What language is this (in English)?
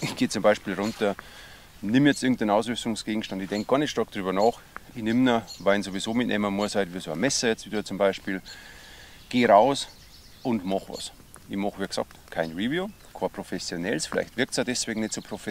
German